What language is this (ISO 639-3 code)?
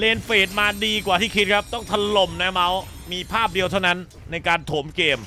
tha